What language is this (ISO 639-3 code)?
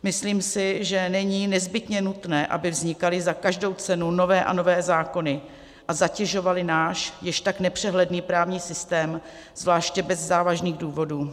ces